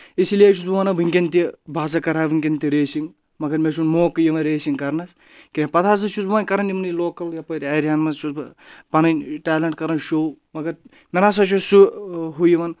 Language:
Kashmiri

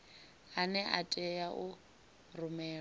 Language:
Venda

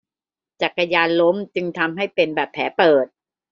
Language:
Thai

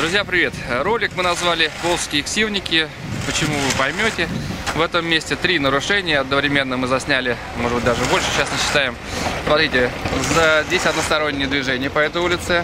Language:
Russian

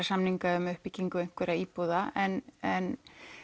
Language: Icelandic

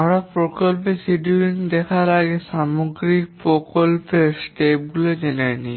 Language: Bangla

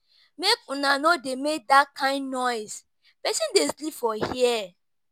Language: Nigerian Pidgin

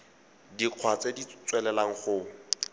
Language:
Tswana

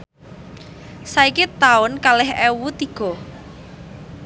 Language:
Javanese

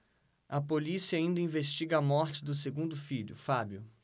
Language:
Portuguese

